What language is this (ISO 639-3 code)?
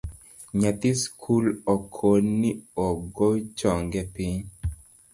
luo